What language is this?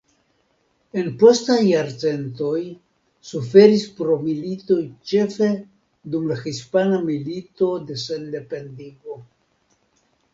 Esperanto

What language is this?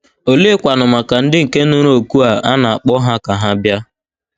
Igbo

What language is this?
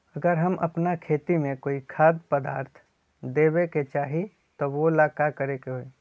Magahi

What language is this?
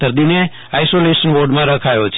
Gujarati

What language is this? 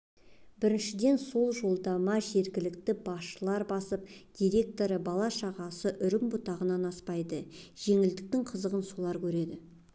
Kazakh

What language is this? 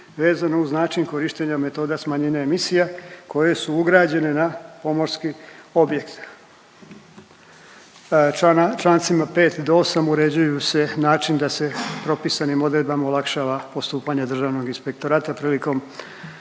Croatian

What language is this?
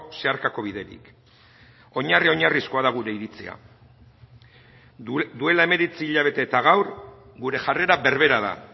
Basque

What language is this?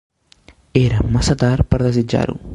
Catalan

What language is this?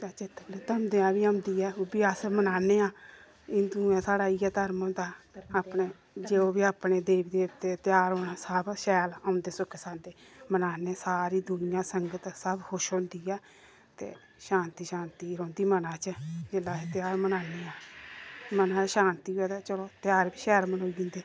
Dogri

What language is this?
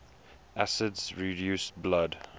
English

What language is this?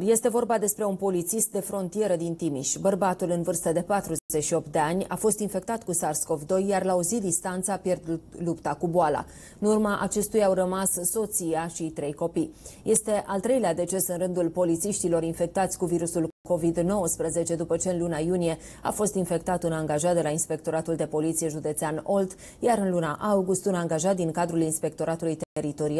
Romanian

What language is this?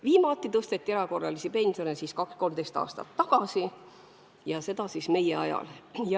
Estonian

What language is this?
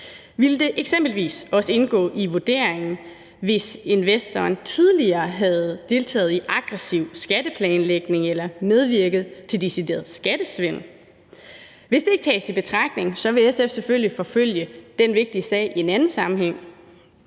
Danish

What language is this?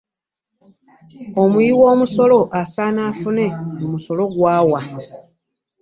Ganda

